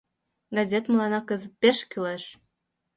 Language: Mari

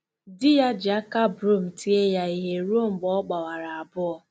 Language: Igbo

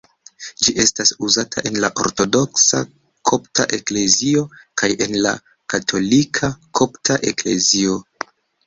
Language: Esperanto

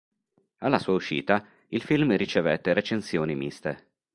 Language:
Italian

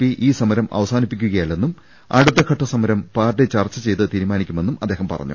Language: Malayalam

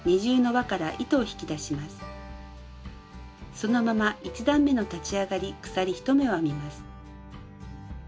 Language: Japanese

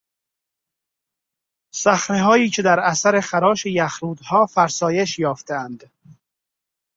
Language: Persian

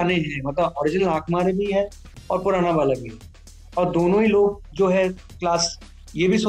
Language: Punjabi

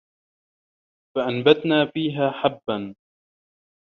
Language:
Arabic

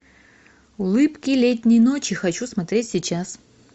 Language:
Russian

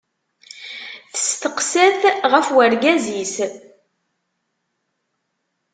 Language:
Kabyle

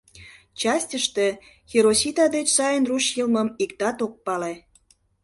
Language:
Mari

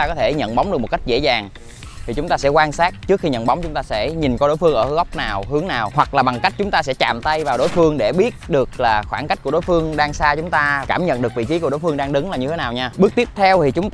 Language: Vietnamese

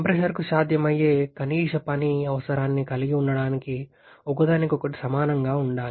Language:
Telugu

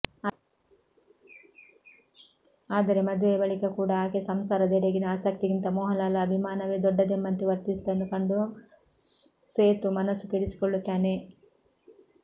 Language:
Kannada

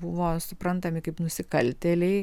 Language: Lithuanian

